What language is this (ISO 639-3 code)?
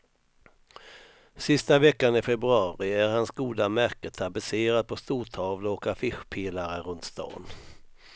swe